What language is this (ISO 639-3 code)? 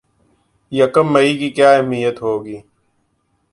urd